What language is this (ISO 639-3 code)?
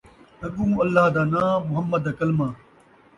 skr